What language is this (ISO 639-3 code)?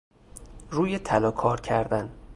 fas